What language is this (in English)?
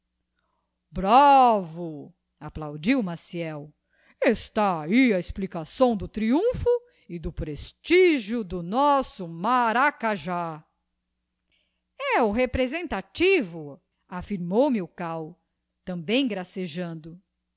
Portuguese